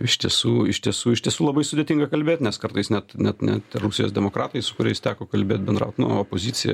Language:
Lithuanian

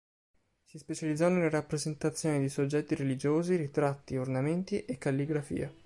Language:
Italian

